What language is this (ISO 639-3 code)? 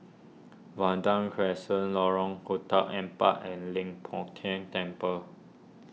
eng